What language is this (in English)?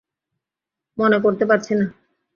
Bangla